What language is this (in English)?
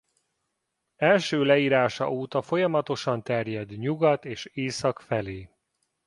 Hungarian